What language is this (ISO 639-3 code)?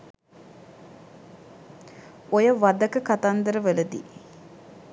sin